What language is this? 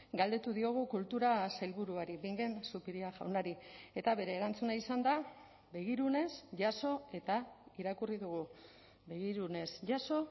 Basque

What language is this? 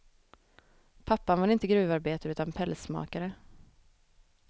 Swedish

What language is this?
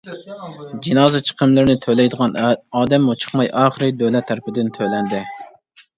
Uyghur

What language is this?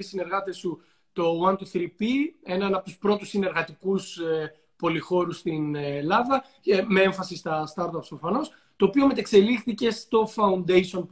Greek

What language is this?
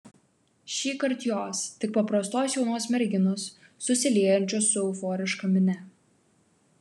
Lithuanian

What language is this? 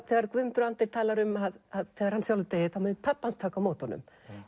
Icelandic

